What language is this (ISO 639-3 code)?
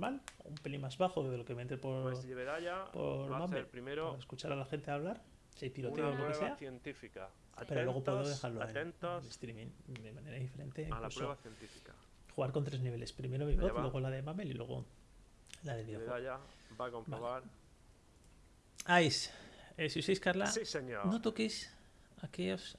spa